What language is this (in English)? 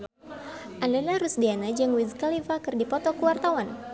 Sundanese